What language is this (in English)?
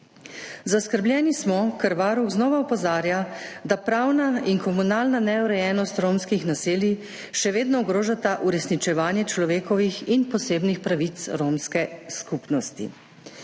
Slovenian